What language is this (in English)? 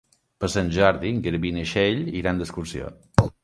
Catalan